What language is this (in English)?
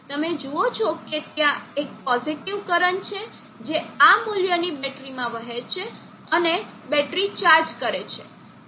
Gujarati